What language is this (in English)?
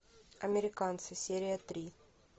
Russian